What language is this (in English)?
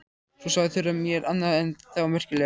Icelandic